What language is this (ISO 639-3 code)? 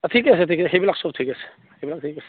asm